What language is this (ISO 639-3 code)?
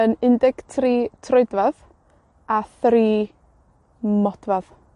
cym